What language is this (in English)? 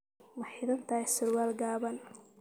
Somali